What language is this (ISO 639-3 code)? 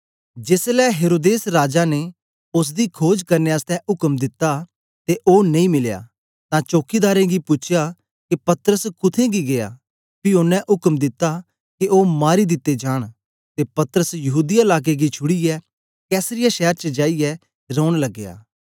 doi